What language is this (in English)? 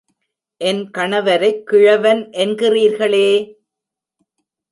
Tamil